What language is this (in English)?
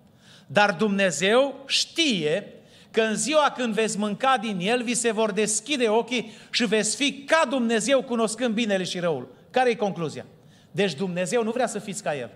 Romanian